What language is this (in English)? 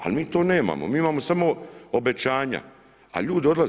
Croatian